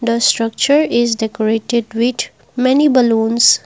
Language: English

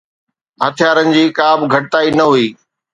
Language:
Sindhi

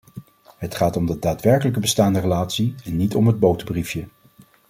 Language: Dutch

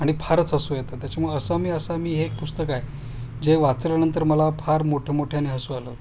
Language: Marathi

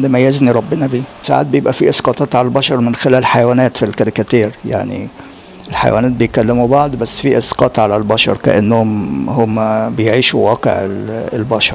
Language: Arabic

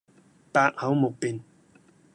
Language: Cantonese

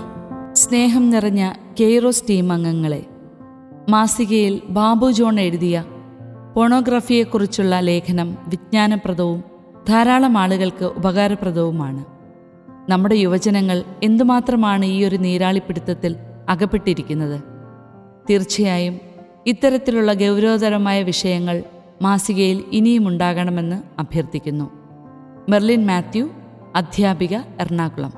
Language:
Malayalam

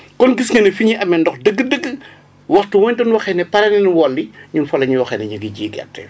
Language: Wolof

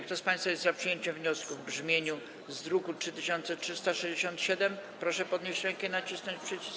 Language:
Polish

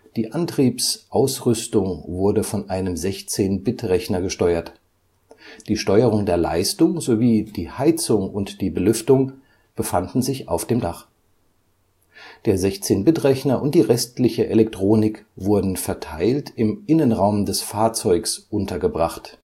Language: German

